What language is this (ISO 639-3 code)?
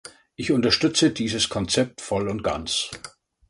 deu